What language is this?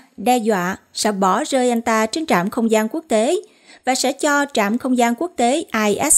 Vietnamese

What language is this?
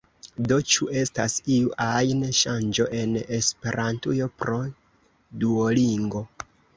Esperanto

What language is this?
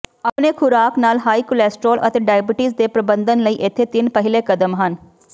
Punjabi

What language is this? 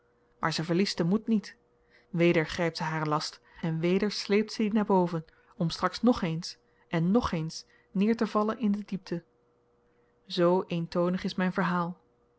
Dutch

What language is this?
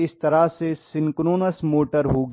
Hindi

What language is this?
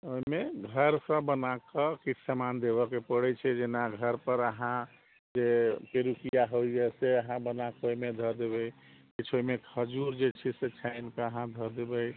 Maithili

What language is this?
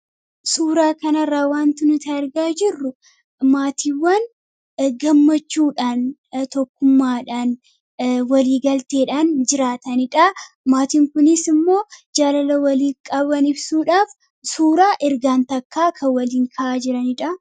Oromo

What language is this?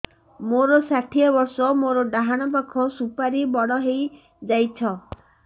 Odia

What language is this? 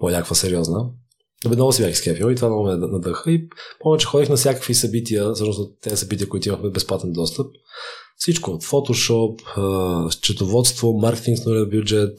Bulgarian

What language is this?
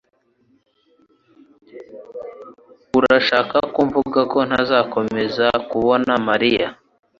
Kinyarwanda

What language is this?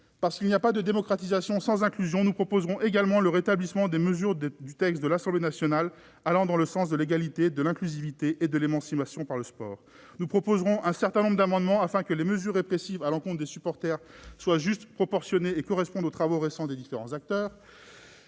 French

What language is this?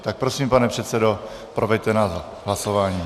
Czech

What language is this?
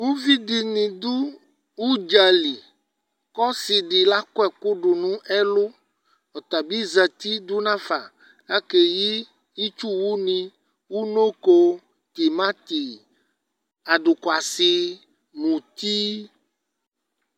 Ikposo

